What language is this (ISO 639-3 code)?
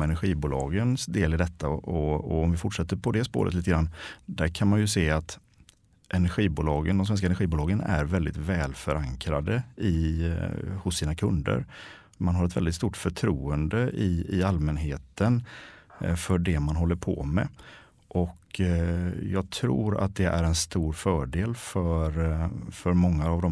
swe